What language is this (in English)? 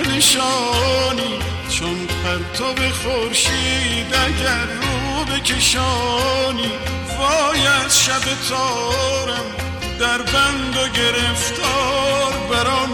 Persian